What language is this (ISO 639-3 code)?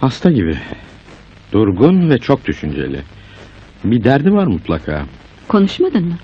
tur